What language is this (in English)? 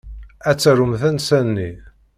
Kabyle